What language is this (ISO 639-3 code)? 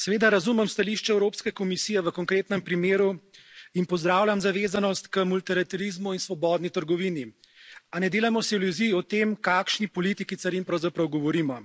slv